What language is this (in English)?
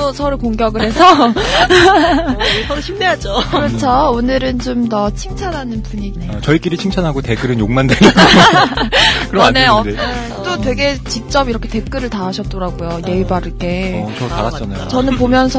Korean